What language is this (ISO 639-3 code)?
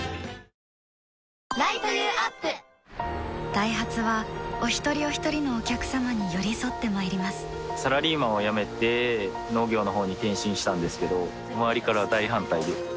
jpn